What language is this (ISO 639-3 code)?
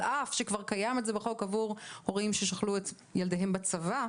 heb